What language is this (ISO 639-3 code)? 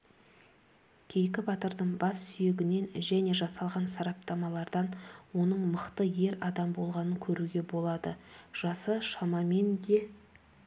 kaz